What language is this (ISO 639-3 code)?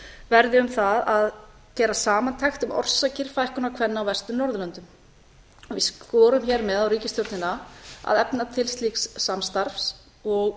isl